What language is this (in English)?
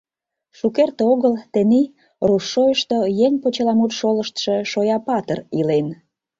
Mari